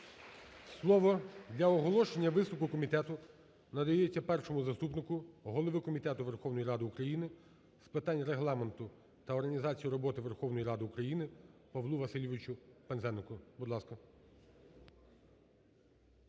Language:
Ukrainian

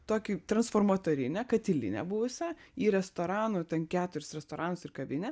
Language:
Lithuanian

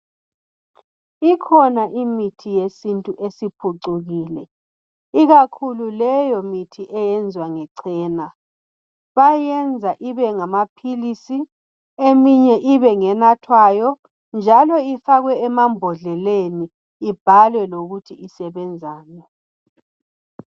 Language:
North Ndebele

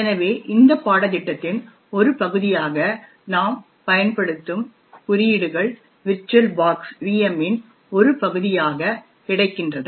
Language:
Tamil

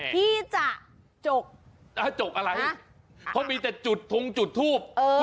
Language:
Thai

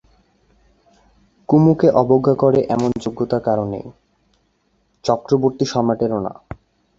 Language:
Bangla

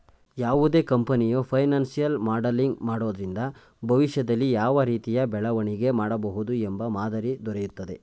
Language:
Kannada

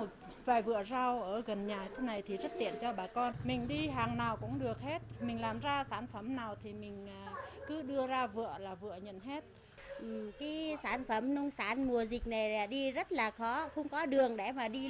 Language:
Vietnamese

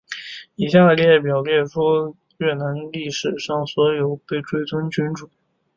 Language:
Chinese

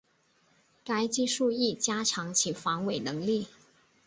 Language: Chinese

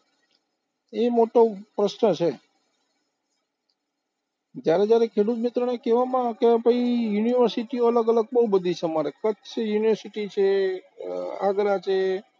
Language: Gujarati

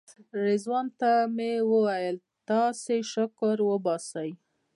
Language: Pashto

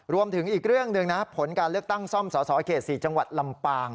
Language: Thai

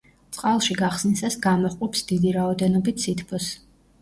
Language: Georgian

